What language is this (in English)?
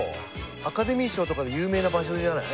Japanese